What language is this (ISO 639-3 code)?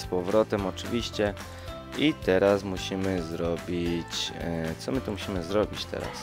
pol